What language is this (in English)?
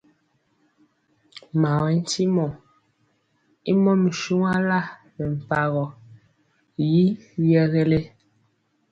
Mpiemo